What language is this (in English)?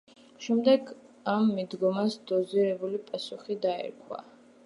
Georgian